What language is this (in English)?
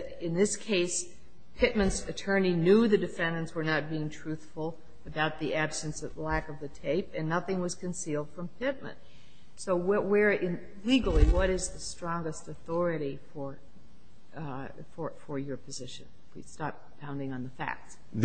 English